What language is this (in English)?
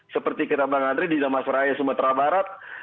Indonesian